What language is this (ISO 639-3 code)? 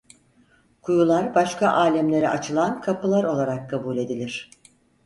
tur